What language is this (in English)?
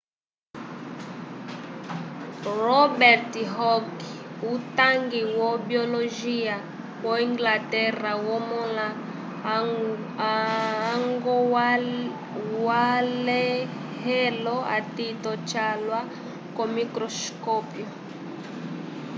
Umbundu